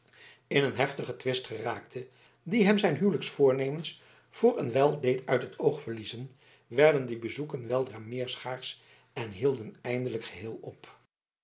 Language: Dutch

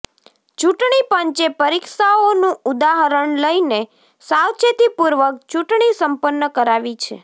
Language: Gujarati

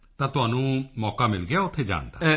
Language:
Punjabi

